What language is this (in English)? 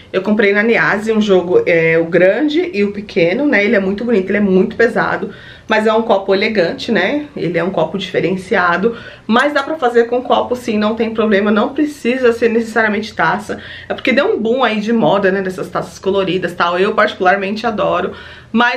Portuguese